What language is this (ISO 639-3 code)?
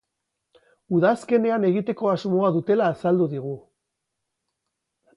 eus